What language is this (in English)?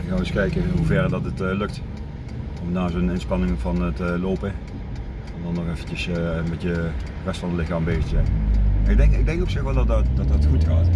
Dutch